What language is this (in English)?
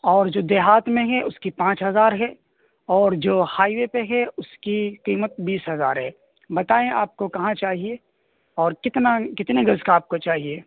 Urdu